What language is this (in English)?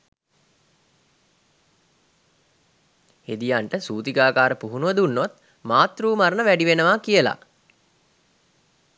Sinhala